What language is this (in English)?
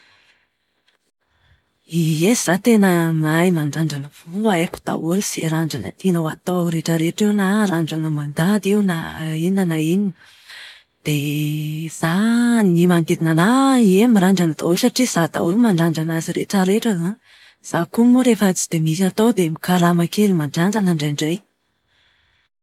Malagasy